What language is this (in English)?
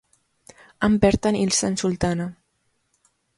Basque